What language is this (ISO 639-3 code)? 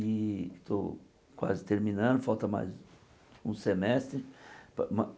por